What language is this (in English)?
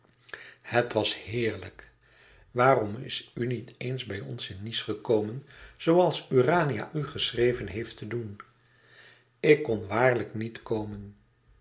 Dutch